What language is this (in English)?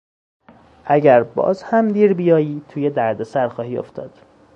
Persian